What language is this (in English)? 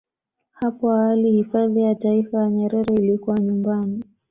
Swahili